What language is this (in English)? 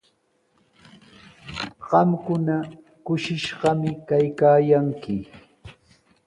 Sihuas Ancash Quechua